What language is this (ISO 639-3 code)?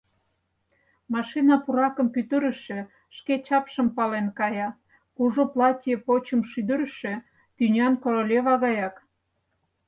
chm